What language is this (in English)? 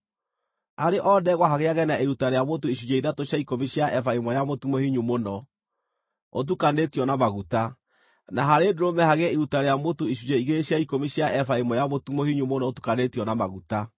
Kikuyu